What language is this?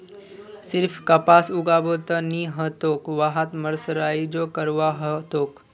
Magahi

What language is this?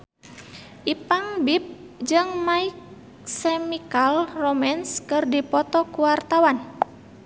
Sundanese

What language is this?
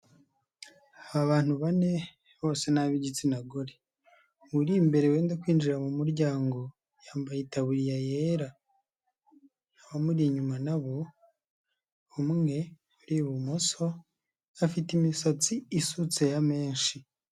Kinyarwanda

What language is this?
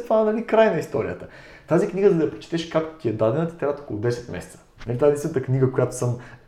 Bulgarian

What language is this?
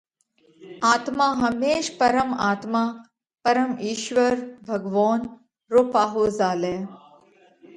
Parkari Koli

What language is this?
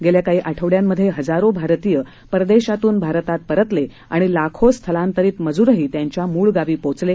Marathi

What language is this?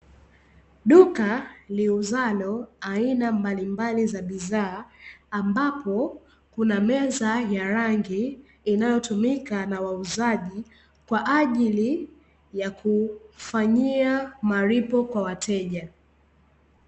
Swahili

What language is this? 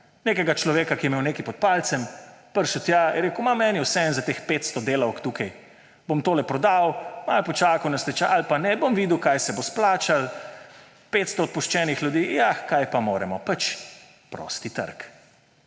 Slovenian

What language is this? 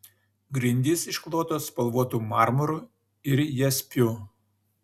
Lithuanian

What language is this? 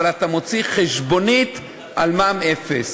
Hebrew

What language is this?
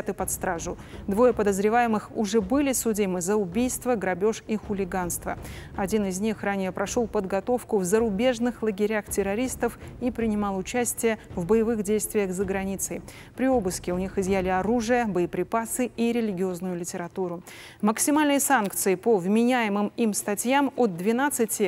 Russian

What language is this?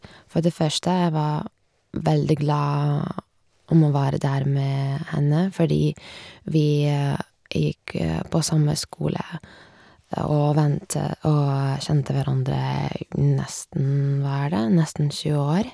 Norwegian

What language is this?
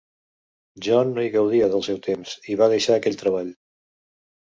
Catalan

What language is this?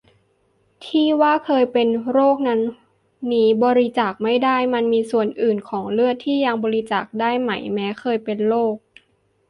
Thai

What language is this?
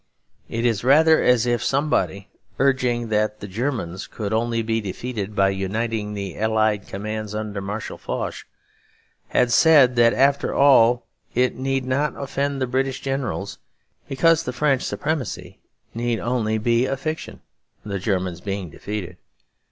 English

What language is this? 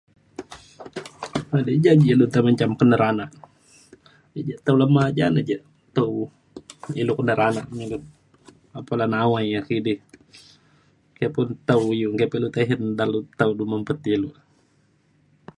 Mainstream Kenyah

